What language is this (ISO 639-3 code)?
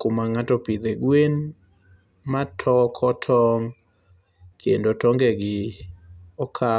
luo